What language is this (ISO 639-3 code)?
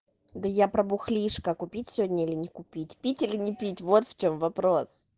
rus